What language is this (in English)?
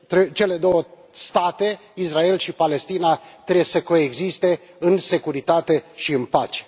Romanian